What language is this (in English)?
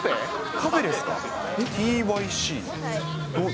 Japanese